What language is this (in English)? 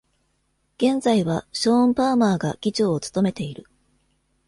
Japanese